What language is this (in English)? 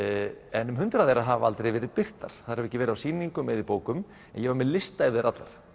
Icelandic